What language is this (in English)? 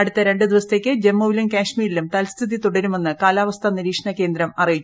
Malayalam